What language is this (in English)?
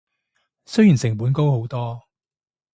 Cantonese